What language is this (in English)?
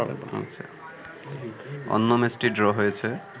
Bangla